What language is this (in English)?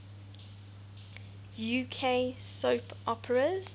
English